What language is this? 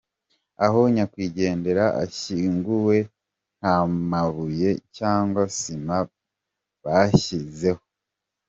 Kinyarwanda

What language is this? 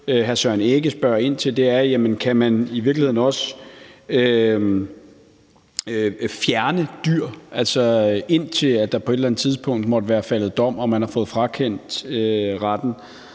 Danish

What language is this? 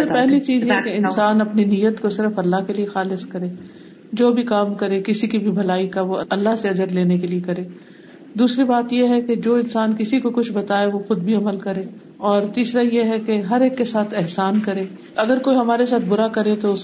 Urdu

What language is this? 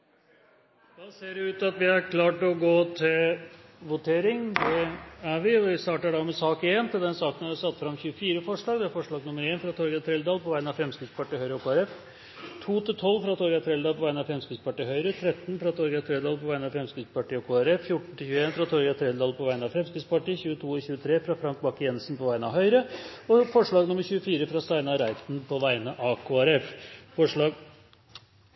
Norwegian Nynorsk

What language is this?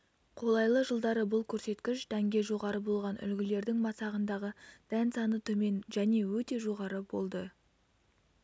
Kazakh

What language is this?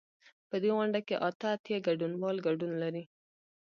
Pashto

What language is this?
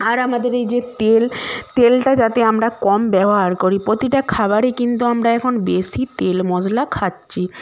Bangla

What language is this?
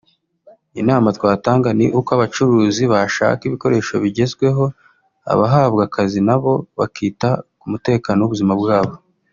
Kinyarwanda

